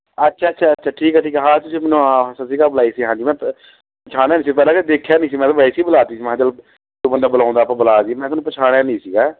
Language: Punjabi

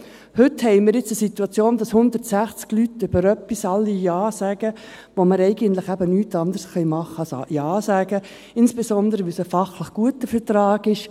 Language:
Swiss German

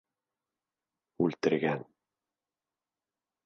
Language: Bashkir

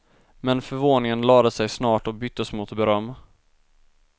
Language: Swedish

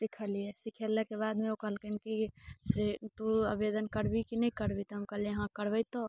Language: Maithili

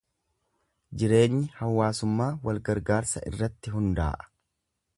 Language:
Oromo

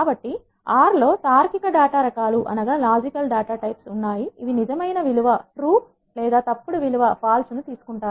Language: Telugu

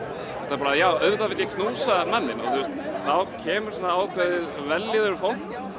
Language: Icelandic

